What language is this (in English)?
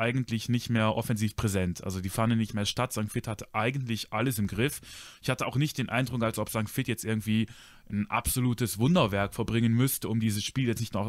German